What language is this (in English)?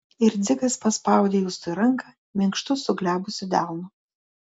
Lithuanian